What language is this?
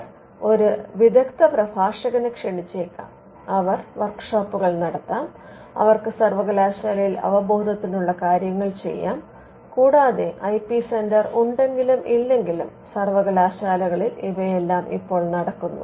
Malayalam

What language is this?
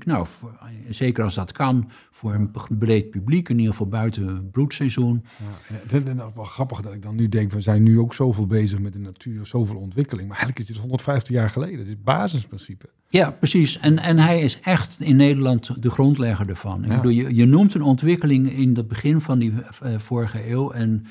Dutch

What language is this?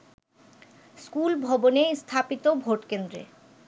Bangla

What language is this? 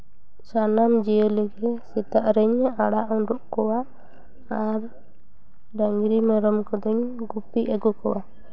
Santali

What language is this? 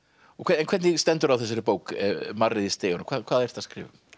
Icelandic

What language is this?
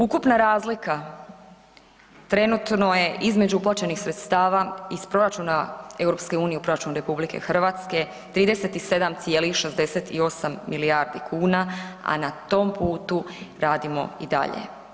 Croatian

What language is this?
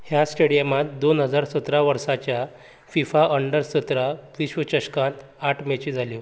Konkani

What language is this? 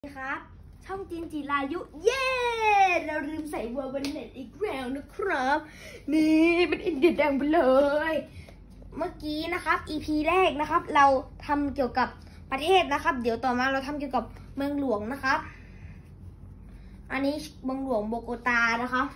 Thai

